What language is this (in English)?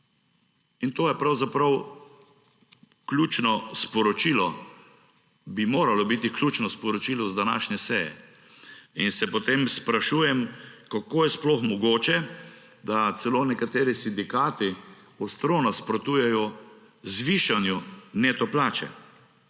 Slovenian